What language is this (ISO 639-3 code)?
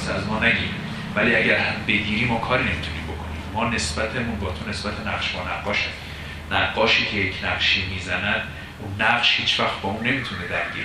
fas